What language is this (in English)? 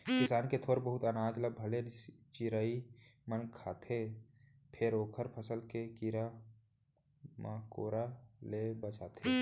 Chhattisgarhi